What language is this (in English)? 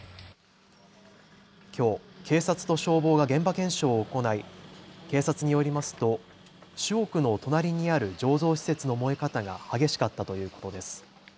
Japanese